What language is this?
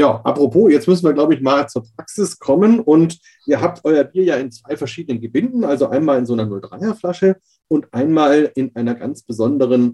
German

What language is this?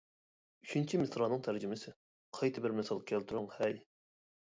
Uyghur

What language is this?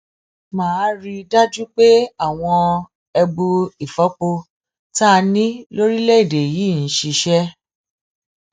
Yoruba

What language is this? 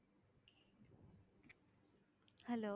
Tamil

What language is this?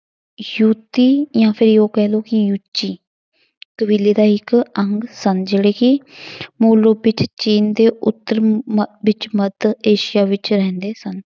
Punjabi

